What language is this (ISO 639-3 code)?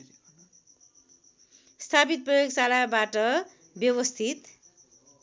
nep